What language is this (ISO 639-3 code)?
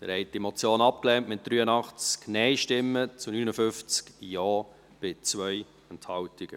gsw